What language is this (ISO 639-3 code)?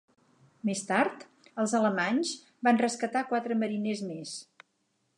cat